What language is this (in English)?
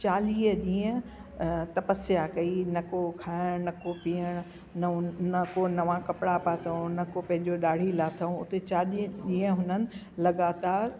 Sindhi